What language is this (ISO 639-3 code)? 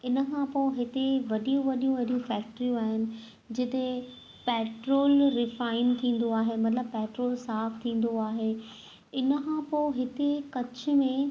snd